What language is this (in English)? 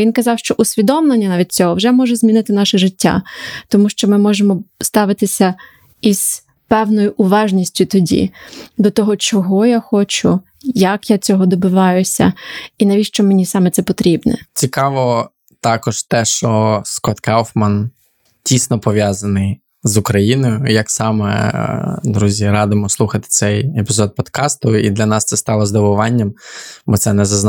Ukrainian